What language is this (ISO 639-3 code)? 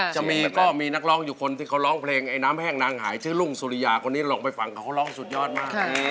tha